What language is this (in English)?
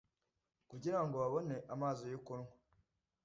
Kinyarwanda